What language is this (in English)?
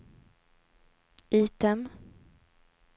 Swedish